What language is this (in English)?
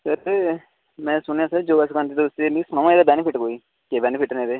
Dogri